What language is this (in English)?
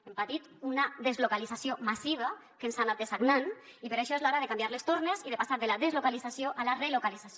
Catalan